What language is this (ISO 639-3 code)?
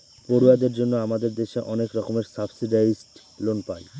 ben